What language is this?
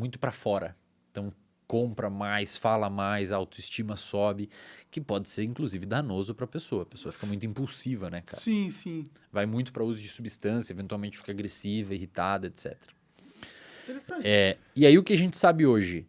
Portuguese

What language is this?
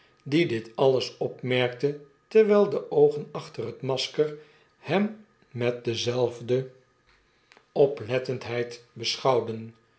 Dutch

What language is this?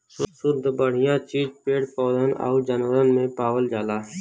Bhojpuri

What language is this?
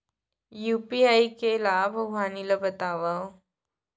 Chhattisgarhi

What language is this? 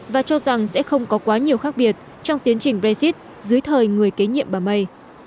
Vietnamese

